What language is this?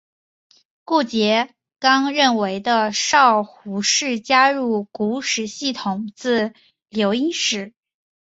Chinese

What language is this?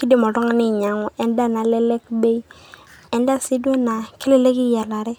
Masai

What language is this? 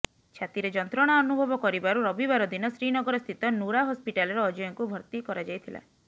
Odia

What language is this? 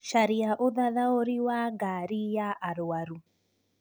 Kikuyu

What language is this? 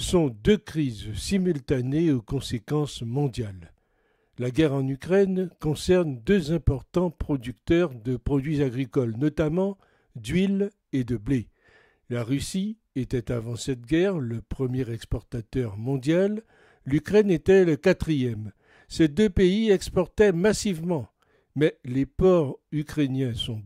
French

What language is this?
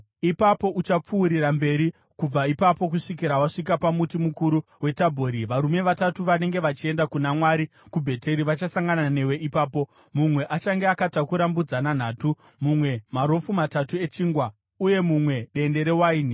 Shona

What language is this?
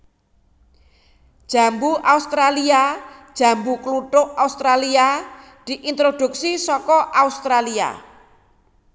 Javanese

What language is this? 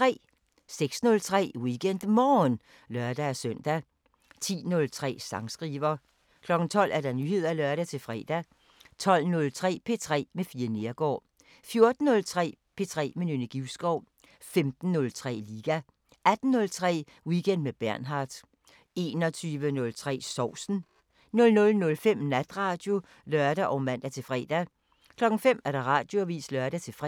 Danish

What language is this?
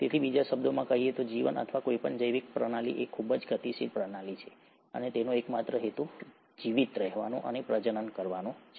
Gujarati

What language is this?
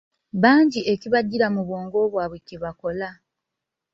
Ganda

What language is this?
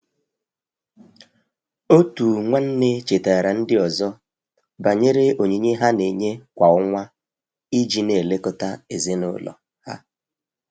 Igbo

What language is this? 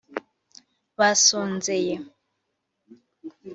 Kinyarwanda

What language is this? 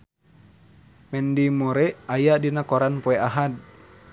Sundanese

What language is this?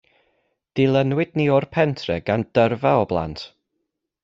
Welsh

